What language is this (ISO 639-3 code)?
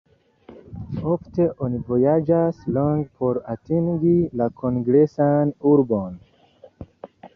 epo